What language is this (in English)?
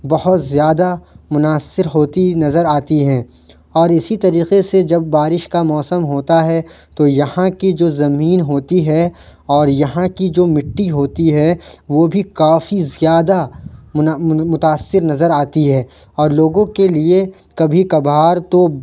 Urdu